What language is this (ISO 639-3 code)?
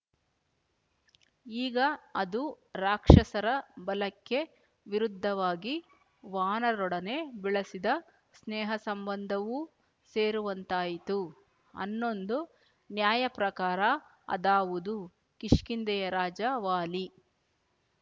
kan